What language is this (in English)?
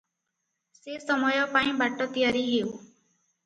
Odia